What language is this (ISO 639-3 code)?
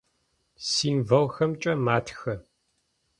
ady